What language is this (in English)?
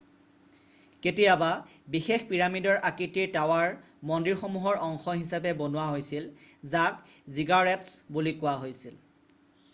Assamese